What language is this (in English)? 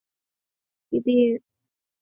Chinese